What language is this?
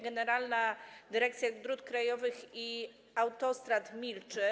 Polish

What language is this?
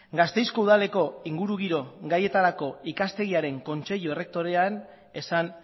Basque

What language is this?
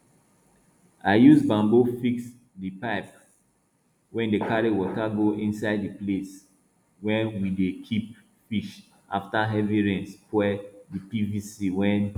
Nigerian Pidgin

